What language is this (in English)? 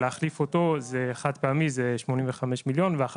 Hebrew